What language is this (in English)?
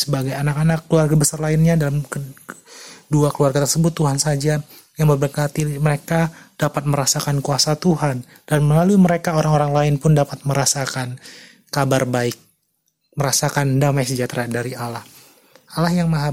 Indonesian